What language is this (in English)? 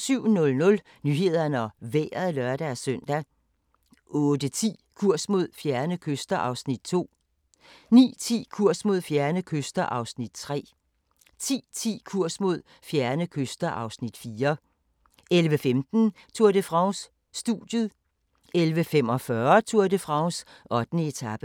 Danish